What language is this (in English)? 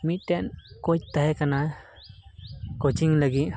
Santali